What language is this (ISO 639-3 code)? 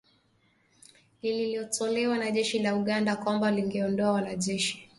swa